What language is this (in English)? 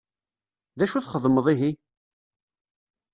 Kabyle